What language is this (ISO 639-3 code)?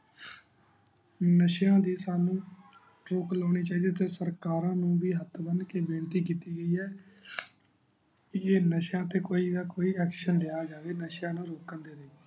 pan